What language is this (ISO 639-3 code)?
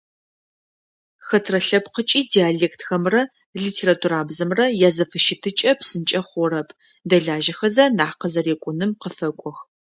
ady